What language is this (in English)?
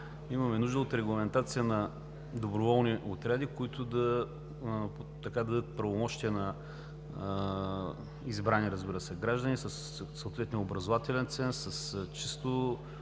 Bulgarian